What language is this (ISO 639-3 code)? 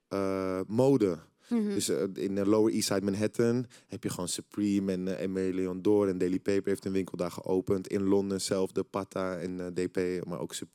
nld